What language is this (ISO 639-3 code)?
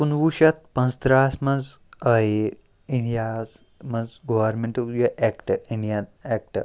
kas